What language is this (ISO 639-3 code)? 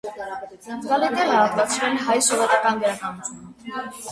hye